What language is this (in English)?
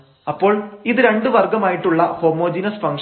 Malayalam